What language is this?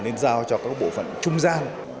Vietnamese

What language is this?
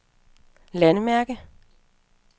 Danish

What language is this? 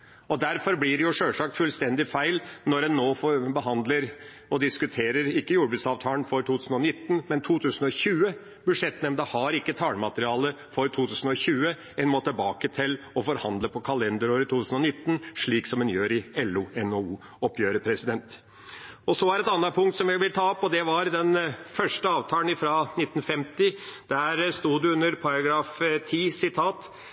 Norwegian Bokmål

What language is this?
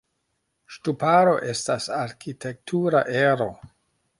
Esperanto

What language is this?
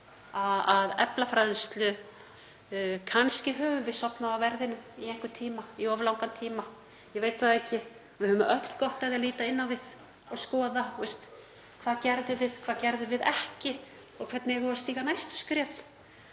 Icelandic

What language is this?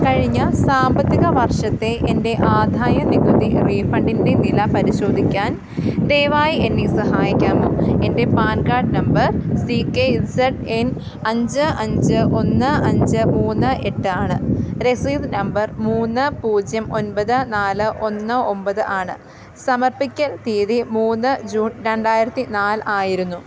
Malayalam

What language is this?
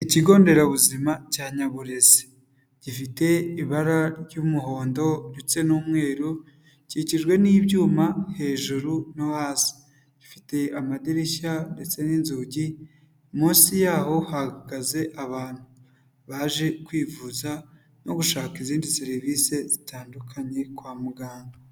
Kinyarwanda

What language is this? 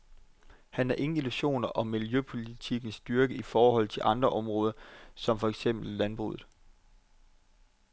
Danish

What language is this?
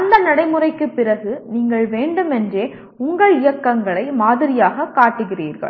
Tamil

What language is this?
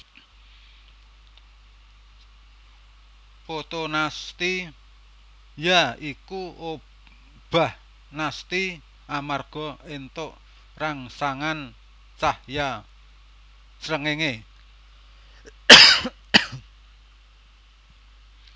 Javanese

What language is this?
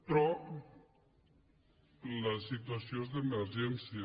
Catalan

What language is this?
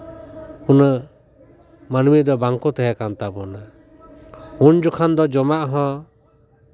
Santali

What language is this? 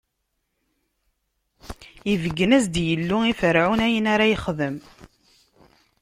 Kabyle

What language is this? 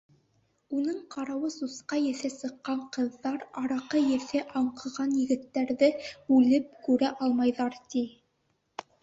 Bashkir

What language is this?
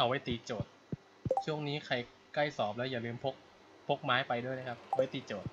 Thai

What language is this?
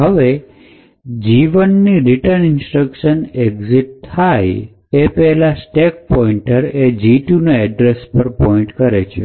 Gujarati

